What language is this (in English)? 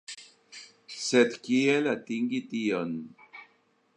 Esperanto